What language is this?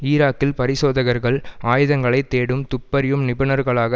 Tamil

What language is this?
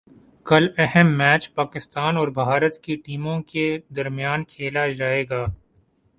Urdu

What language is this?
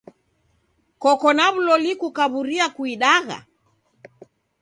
Taita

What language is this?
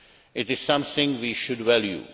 English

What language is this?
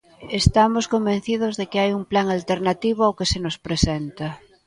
Galician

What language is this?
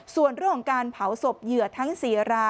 Thai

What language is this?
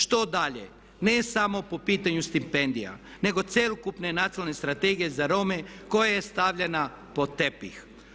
Croatian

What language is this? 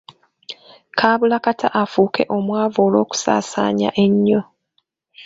Ganda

